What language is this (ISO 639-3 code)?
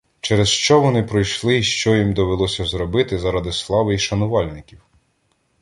ukr